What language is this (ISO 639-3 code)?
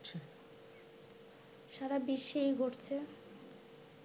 ben